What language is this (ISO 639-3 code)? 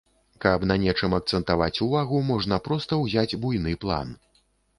bel